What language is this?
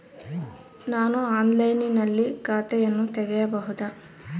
Kannada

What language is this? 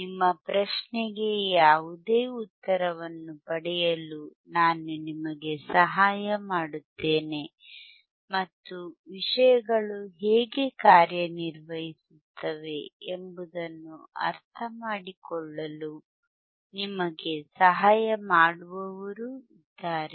Kannada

